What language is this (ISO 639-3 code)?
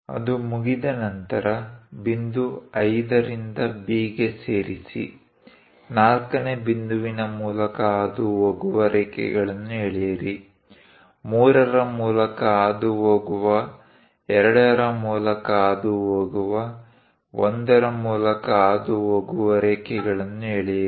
kan